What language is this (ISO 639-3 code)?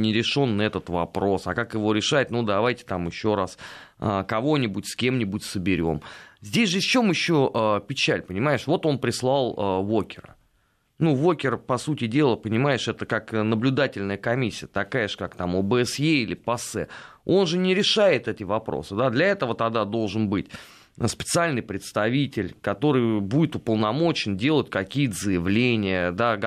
rus